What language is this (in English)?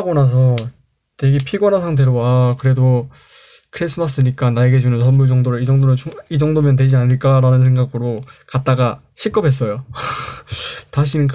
Korean